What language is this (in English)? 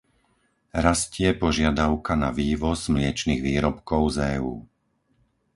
Slovak